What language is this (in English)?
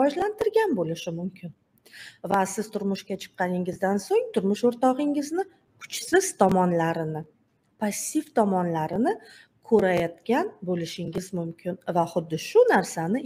Turkish